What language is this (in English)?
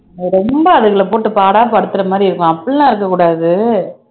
Tamil